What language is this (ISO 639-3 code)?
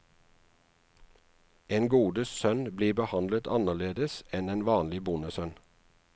nor